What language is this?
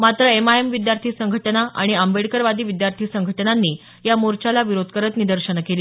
Marathi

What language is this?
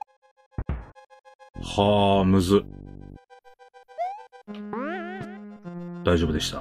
Japanese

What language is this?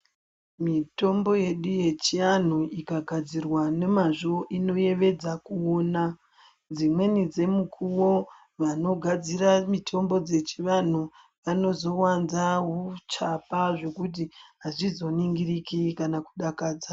Ndau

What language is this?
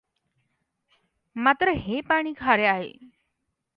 Marathi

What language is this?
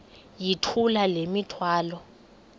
Xhosa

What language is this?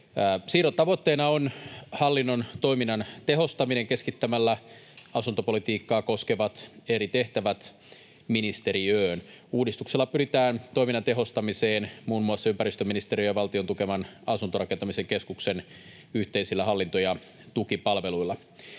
Finnish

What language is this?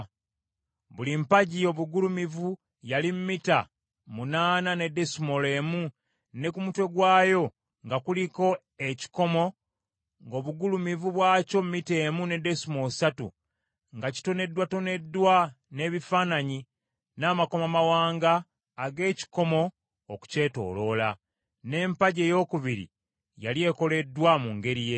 Ganda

